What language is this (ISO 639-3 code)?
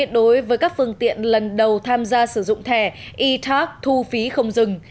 vie